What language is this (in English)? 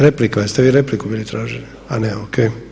Croatian